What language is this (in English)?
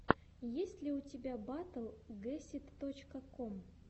Russian